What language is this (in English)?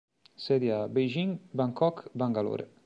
Italian